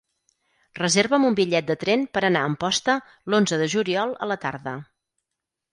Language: Catalan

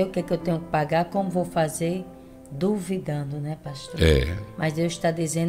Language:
Portuguese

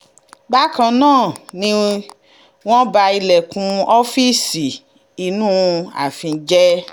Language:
Yoruba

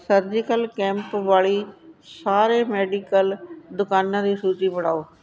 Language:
Punjabi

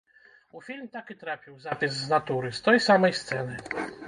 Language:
Belarusian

